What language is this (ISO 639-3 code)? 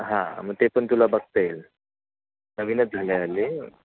mar